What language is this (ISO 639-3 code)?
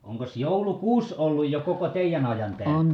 fin